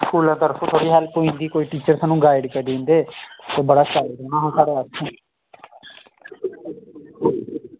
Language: Dogri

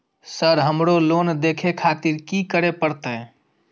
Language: Maithili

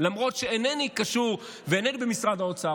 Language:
Hebrew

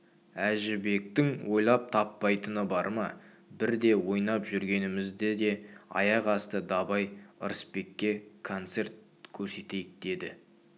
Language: Kazakh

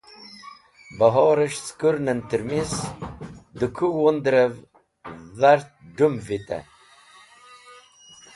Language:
Wakhi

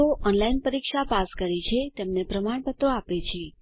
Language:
Gujarati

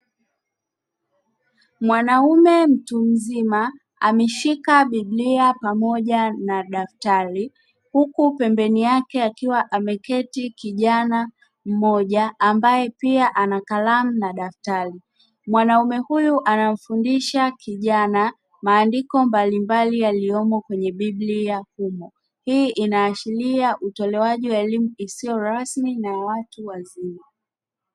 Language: Swahili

